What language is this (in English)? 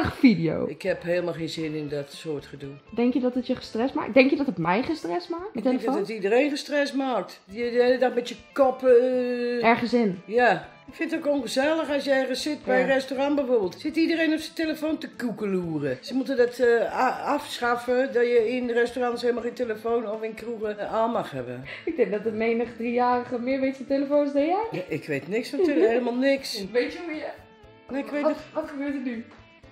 Dutch